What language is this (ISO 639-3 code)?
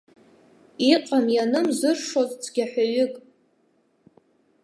abk